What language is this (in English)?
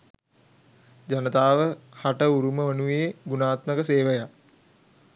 Sinhala